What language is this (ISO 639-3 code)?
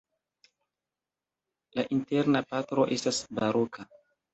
epo